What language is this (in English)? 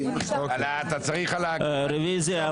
Hebrew